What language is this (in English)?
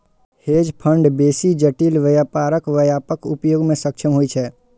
Maithili